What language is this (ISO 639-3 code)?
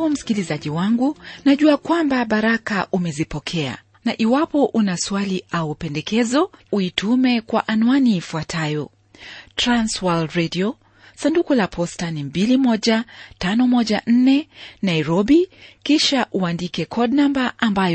swa